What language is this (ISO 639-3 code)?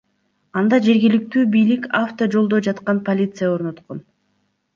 kir